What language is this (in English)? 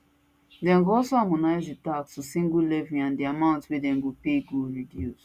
Nigerian Pidgin